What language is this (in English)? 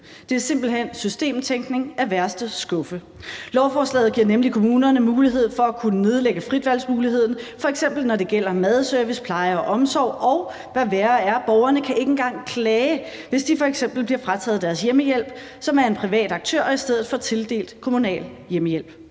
Danish